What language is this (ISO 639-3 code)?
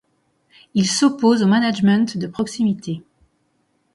fra